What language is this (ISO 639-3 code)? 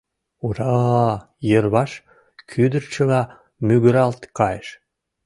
chm